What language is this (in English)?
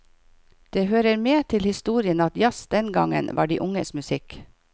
Norwegian